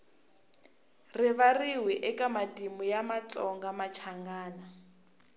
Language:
Tsonga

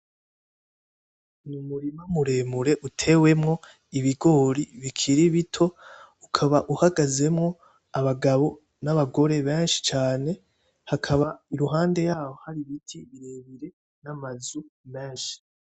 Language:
Rundi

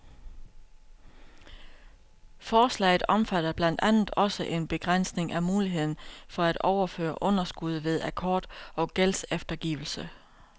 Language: Danish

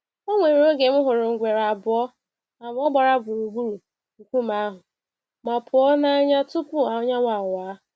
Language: Igbo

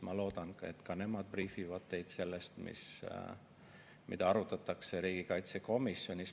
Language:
Estonian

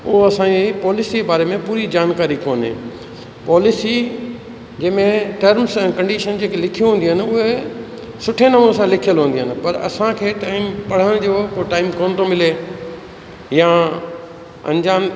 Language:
Sindhi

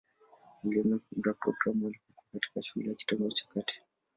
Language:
Swahili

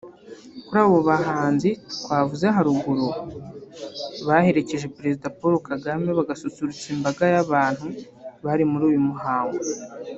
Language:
Kinyarwanda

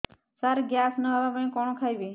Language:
Odia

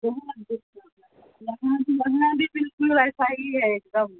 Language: Urdu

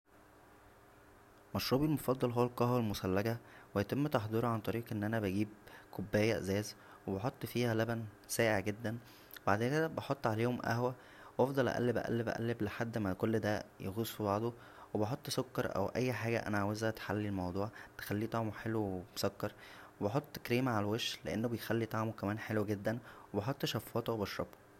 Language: Egyptian Arabic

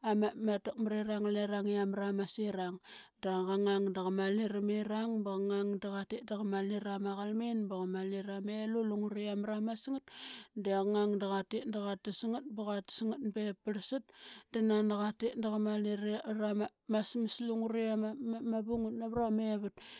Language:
Qaqet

